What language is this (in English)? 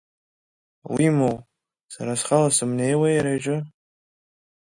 Abkhazian